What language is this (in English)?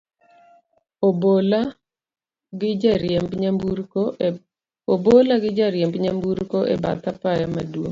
Luo (Kenya and Tanzania)